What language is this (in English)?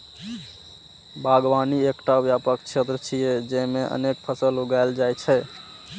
Maithili